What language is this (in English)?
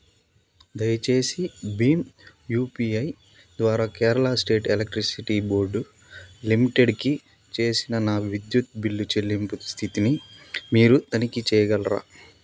Telugu